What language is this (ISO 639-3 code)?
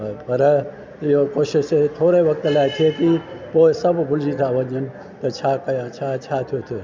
snd